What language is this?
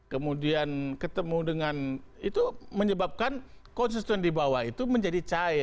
Indonesian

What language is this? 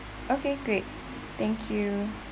English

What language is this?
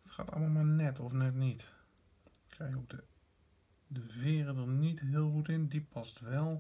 Dutch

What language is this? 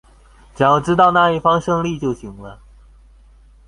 Chinese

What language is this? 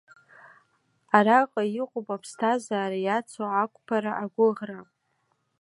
Abkhazian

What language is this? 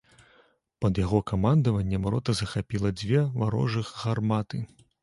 Belarusian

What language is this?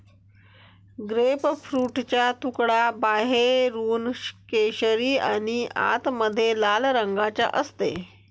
Marathi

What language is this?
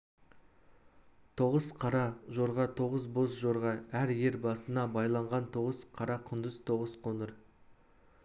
Kazakh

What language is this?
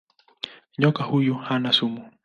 Swahili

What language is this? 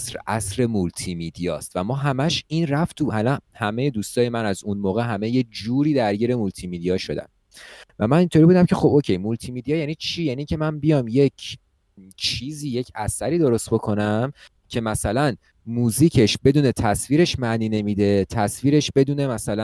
Persian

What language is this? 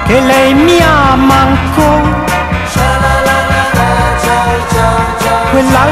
Romanian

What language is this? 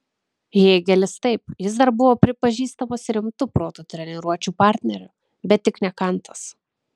Lithuanian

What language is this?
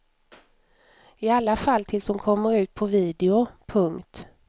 Swedish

